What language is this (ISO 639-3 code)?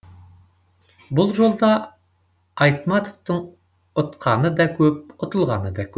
kaz